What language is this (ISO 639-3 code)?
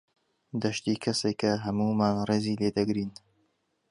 ckb